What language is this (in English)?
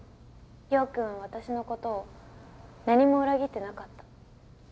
Japanese